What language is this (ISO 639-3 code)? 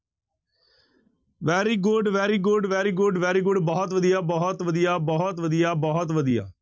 pan